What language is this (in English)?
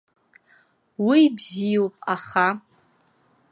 Abkhazian